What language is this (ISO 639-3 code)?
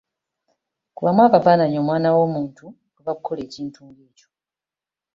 lug